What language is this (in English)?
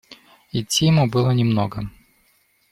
Russian